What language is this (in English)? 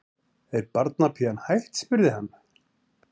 Icelandic